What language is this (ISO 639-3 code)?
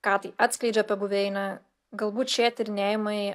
lit